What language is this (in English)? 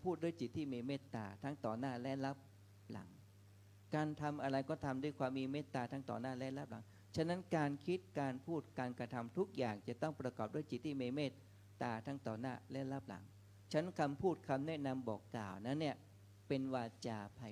Thai